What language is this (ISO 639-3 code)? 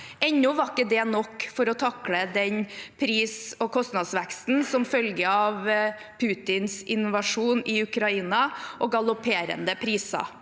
nor